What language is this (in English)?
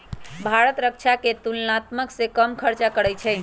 Magahi